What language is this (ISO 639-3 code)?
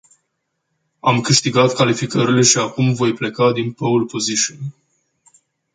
ron